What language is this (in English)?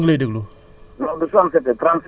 Wolof